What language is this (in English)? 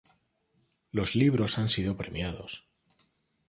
Spanish